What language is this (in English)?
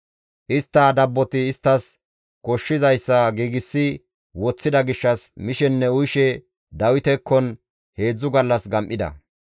Gamo